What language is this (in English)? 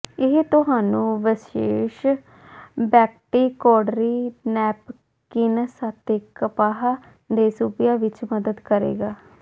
Punjabi